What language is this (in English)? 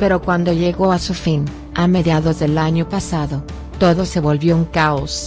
Spanish